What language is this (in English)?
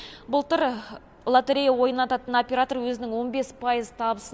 Kazakh